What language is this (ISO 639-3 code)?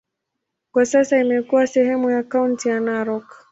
swa